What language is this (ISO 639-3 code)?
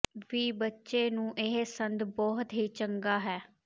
pan